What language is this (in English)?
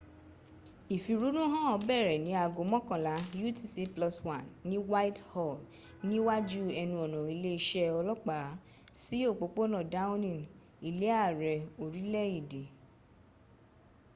Yoruba